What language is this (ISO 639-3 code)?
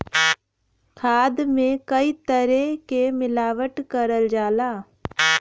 bho